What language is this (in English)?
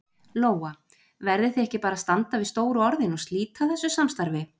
Icelandic